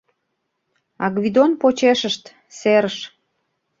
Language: Mari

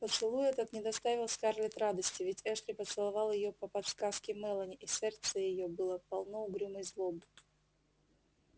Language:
Russian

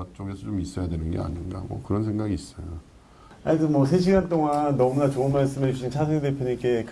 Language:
Korean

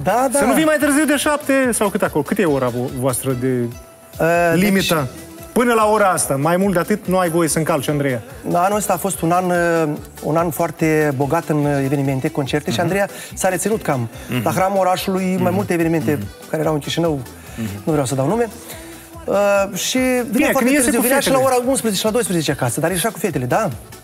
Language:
Romanian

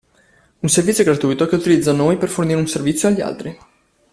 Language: Italian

